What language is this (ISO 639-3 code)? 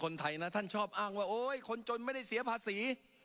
tha